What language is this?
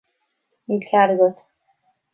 Irish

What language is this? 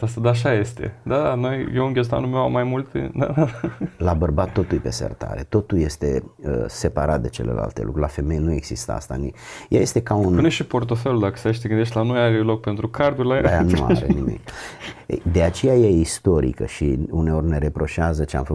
Romanian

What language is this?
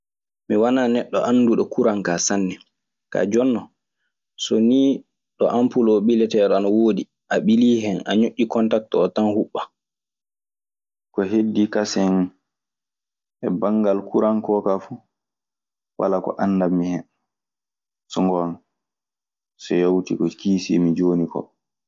Maasina Fulfulde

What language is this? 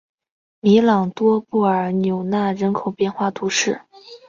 Chinese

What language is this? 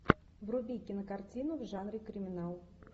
Russian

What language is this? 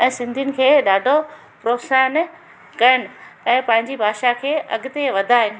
Sindhi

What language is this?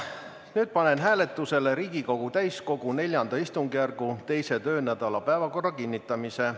Estonian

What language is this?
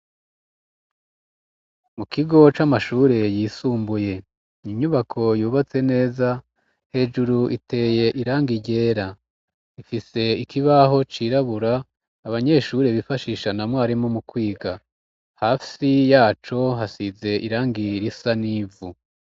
Rundi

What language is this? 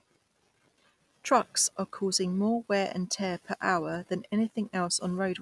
English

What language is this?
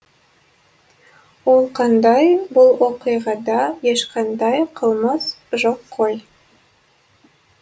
Kazakh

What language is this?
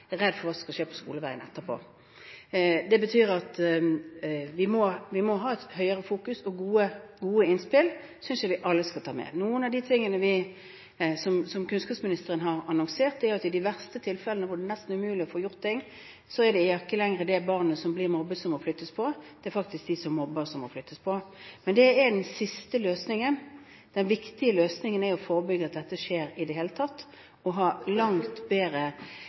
Norwegian Bokmål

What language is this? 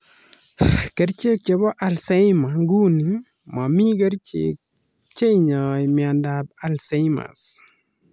Kalenjin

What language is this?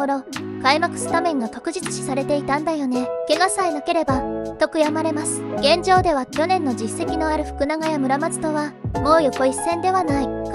Japanese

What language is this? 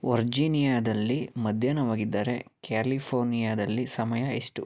Kannada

